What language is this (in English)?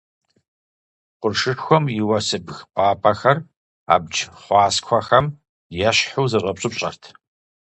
Kabardian